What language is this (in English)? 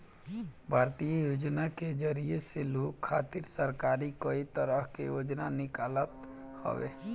Bhojpuri